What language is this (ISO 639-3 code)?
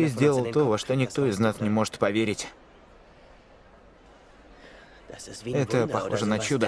rus